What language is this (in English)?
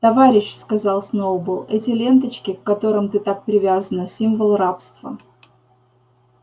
Russian